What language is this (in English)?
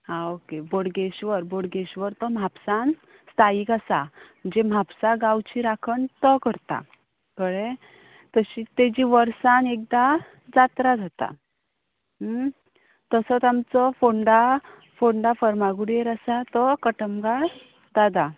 Konkani